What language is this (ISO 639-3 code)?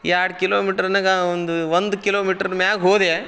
kan